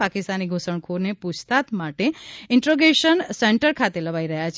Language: Gujarati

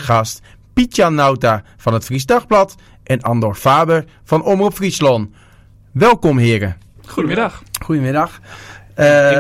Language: Dutch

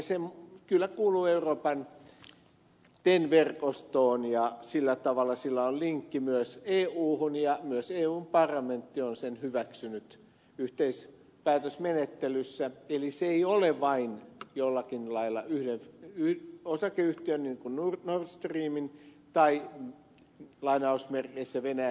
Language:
Finnish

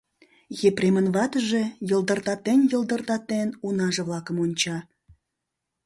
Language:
Mari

